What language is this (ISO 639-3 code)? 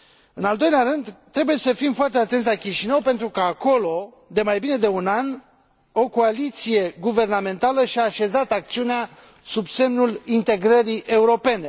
ron